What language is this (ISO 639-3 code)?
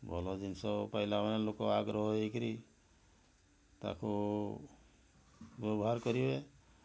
ori